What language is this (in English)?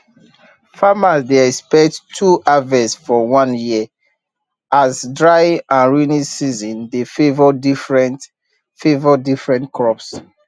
Nigerian Pidgin